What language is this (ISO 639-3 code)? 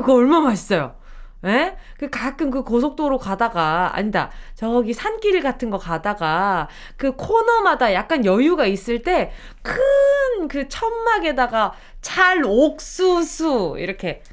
kor